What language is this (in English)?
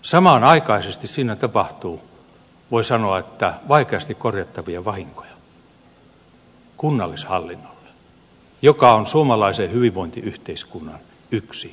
Finnish